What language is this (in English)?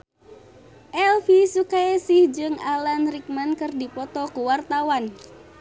Sundanese